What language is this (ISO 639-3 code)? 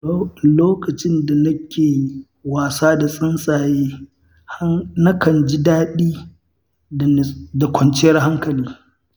hau